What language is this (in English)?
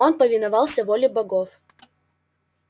Russian